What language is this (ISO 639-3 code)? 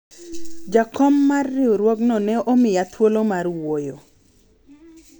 luo